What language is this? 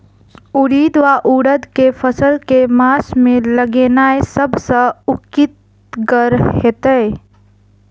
Maithili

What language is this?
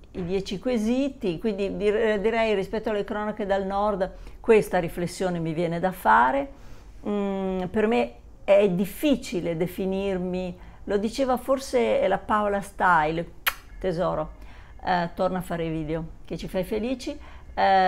Italian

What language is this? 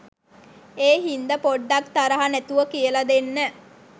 Sinhala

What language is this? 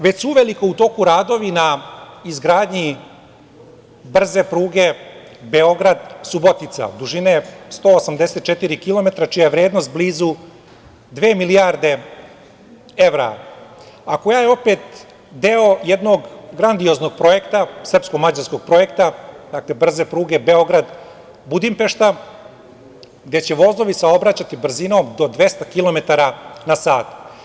Serbian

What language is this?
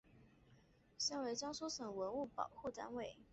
Chinese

